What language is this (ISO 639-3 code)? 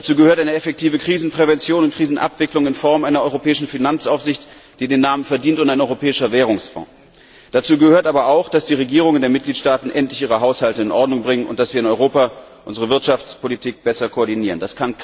deu